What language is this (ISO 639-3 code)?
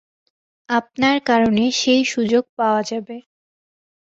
ben